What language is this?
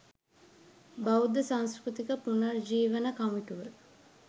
Sinhala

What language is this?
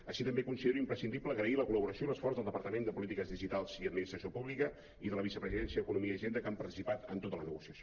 Catalan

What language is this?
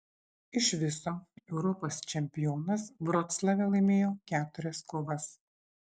Lithuanian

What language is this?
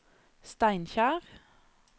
Norwegian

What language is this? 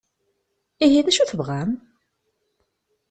Kabyle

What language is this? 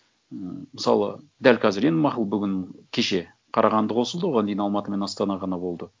Kazakh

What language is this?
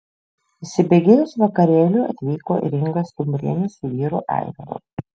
Lithuanian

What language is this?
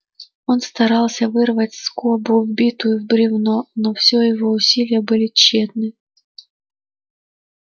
Russian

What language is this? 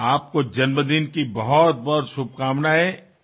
Assamese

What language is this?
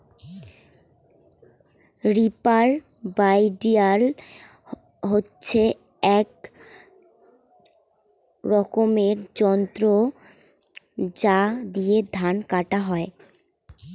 Bangla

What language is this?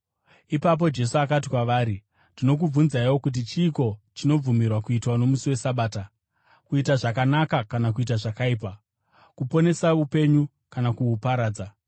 Shona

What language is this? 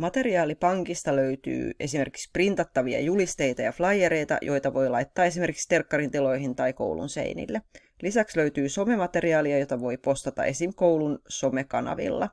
Finnish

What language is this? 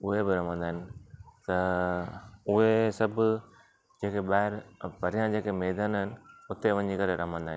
Sindhi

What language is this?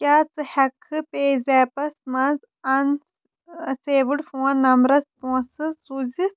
Kashmiri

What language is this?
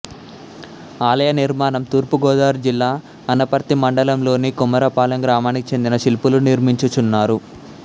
Telugu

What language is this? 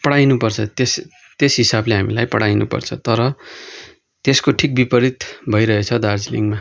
Nepali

